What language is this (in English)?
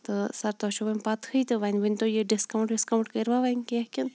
Kashmiri